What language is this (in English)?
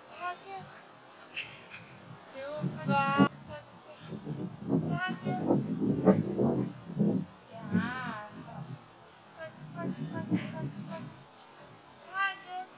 Russian